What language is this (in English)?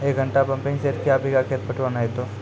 Maithili